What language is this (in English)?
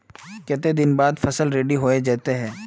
Magahi